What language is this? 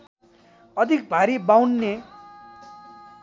Nepali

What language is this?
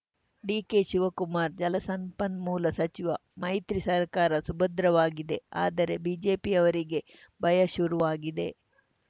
Kannada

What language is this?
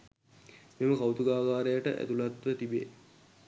Sinhala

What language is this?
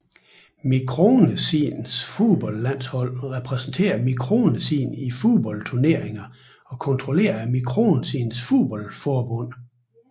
Danish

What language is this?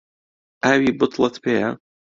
Central Kurdish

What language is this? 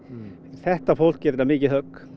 Icelandic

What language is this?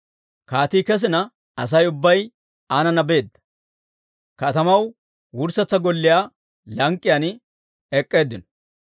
Dawro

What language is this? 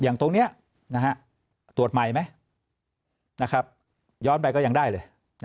Thai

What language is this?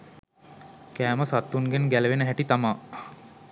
Sinhala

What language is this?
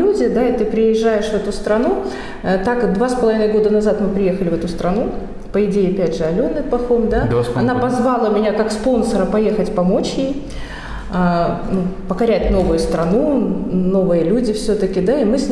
Russian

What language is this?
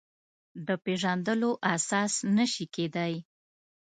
Pashto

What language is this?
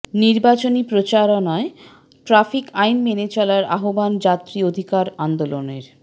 Bangla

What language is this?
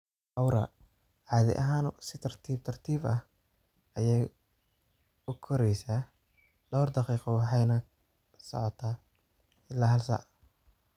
Somali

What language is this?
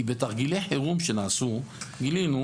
Hebrew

